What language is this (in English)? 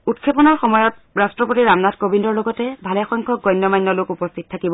Assamese